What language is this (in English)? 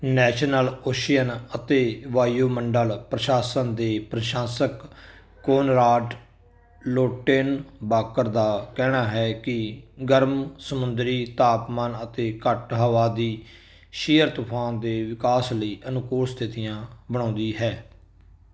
Punjabi